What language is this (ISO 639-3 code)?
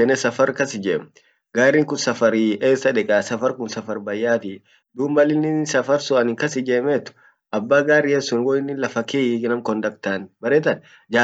orc